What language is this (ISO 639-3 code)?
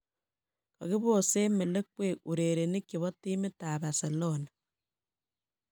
kln